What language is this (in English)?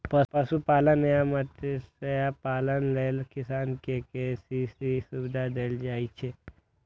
Maithili